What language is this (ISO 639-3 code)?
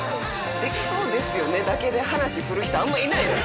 jpn